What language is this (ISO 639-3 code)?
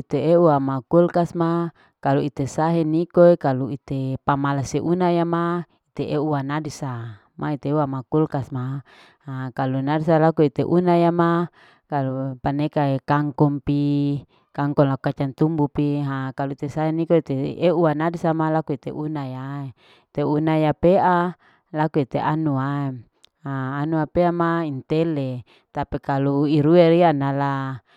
alo